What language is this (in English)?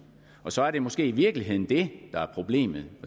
Danish